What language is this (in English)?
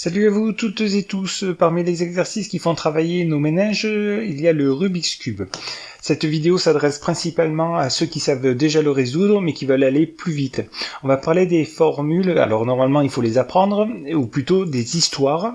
French